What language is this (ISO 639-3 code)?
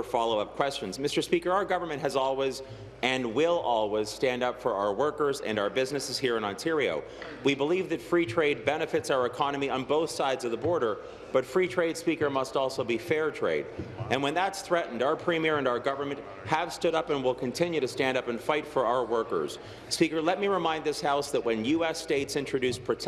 eng